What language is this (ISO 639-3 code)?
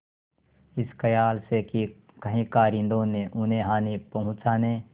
hin